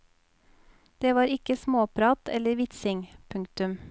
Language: Norwegian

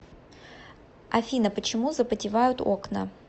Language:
Russian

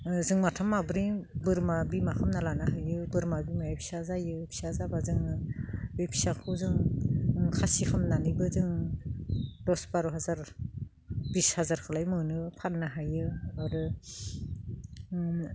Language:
Bodo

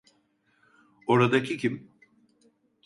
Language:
Turkish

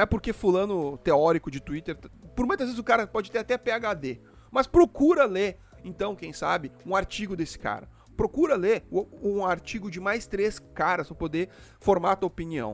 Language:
Portuguese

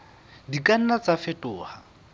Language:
Southern Sotho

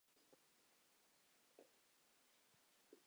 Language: Chinese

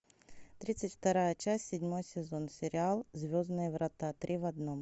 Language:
Russian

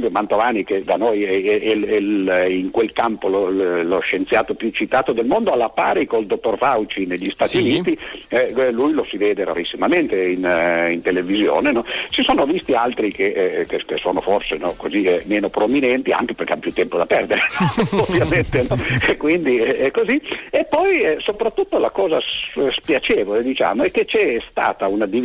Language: Italian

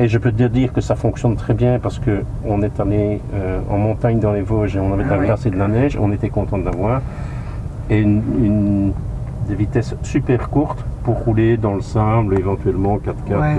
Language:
French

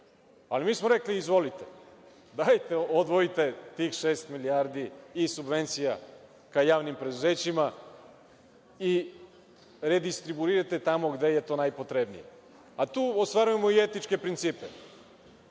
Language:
Serbian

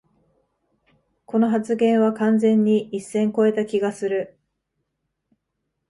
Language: Japanese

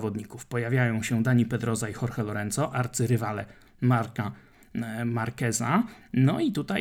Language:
Polish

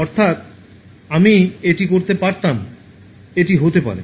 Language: Bangla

